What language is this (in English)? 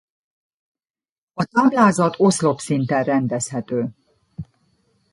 Hungarian